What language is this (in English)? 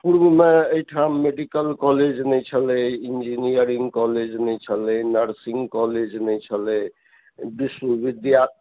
Maithili